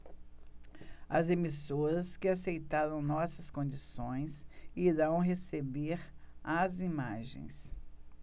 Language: Portuguese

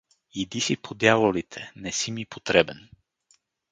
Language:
Bulgarian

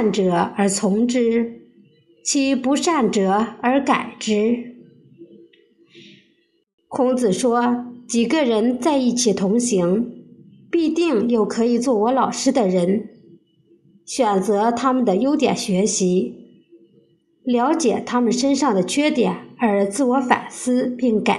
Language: Chinese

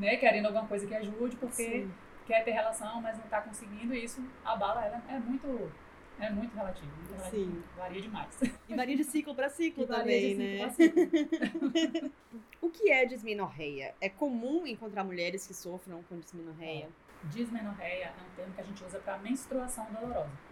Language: Portuguese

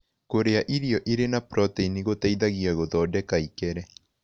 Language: Kikuyu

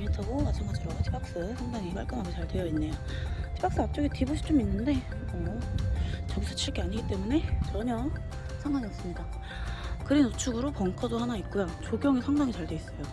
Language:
Korean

